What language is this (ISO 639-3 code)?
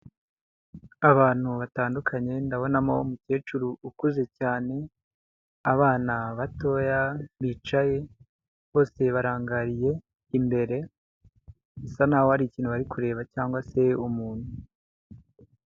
kin